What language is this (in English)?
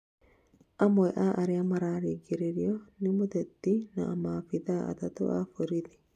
Kikuyu